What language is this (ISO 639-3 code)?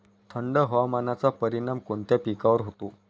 mar